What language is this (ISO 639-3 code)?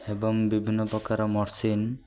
ori